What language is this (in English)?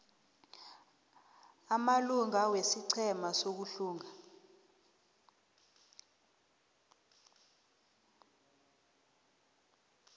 South Ndebele